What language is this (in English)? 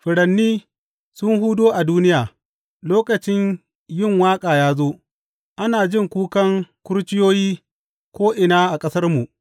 Hausa